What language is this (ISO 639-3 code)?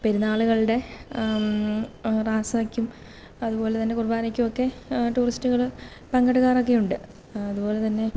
mal